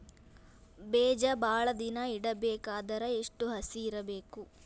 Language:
Kannada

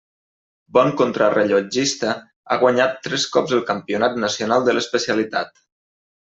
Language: Catalan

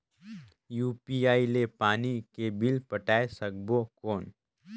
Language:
Chhattisgarhi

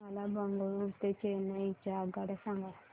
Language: Marathi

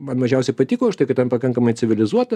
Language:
Lithuanian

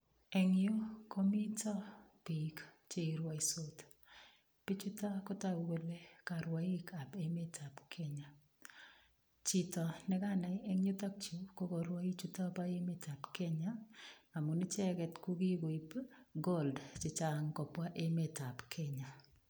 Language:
Kalenjin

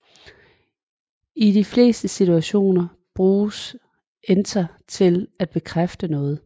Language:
Danish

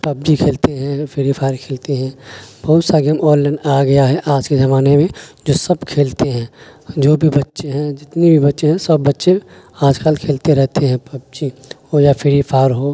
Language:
Urdu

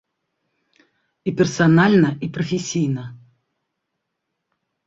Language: Belarusian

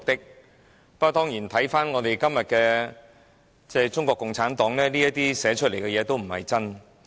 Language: Cantonese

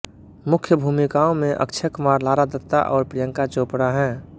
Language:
Hindi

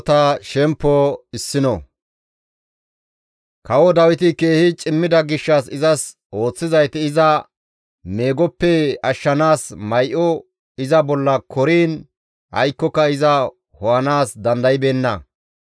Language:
Gamo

